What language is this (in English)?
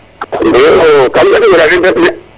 Serer